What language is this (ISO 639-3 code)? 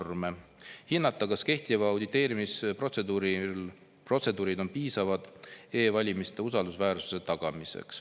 est